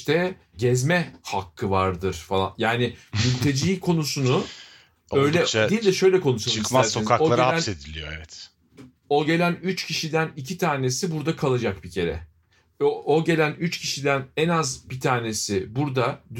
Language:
Turkish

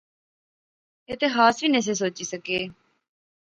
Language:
Pahari-Potwari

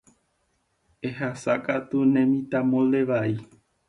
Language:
Guarani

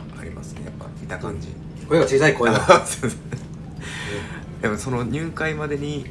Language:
Japanese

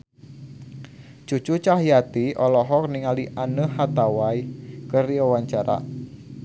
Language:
Sundanese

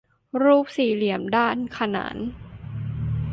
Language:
Thai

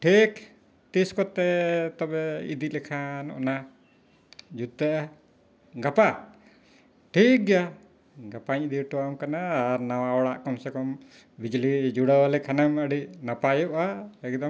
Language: Santali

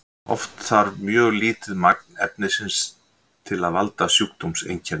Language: Icelandic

